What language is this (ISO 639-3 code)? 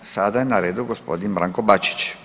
hrv